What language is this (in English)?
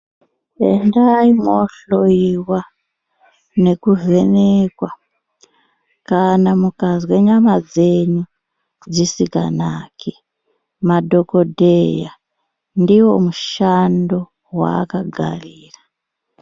Ndau